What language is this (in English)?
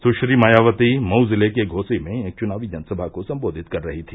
Hindi